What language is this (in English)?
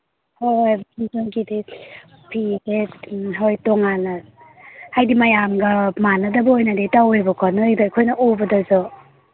Manipuri